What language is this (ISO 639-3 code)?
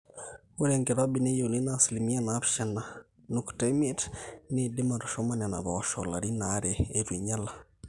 mas